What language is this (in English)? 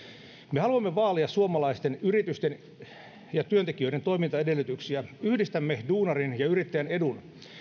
Finnish